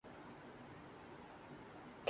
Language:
Urdu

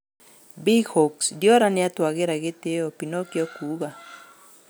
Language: Kikuyu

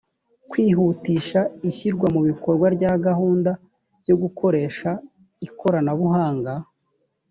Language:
Kinyarwanda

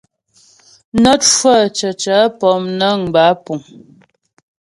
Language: Ghomala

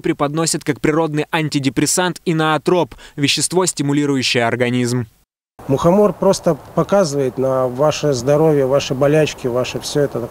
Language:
Russian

